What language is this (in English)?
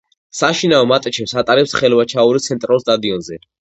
Georgian